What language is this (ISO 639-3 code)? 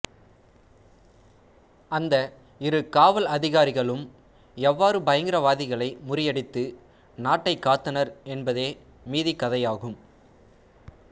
tam